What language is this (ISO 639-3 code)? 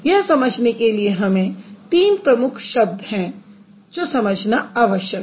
hin